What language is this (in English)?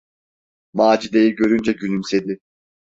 Turkish